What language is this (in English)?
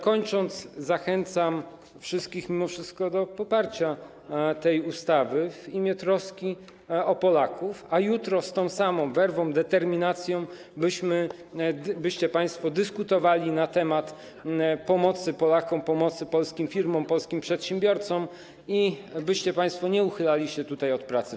Polish